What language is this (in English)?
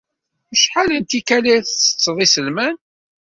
Kabyle